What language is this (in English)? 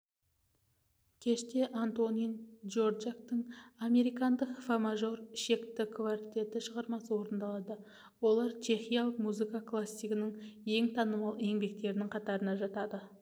Kazakh